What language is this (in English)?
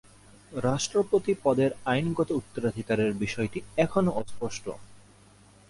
Bangla